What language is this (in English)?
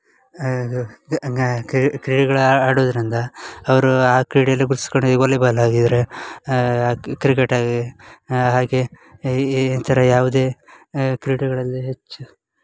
Kannada